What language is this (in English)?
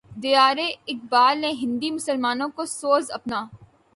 Urdu